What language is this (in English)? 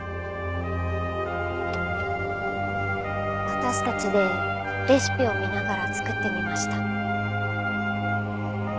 Japanese